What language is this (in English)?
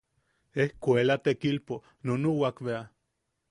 Yaqui